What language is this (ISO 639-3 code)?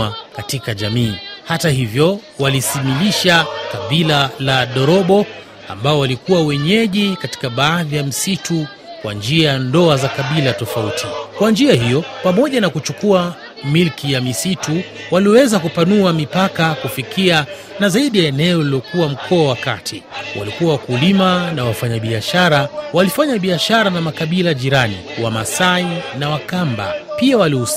swa